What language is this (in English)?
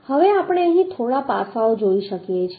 Gujarati